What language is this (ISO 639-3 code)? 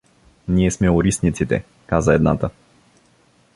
bul